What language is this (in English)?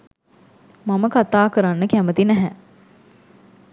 Sinhala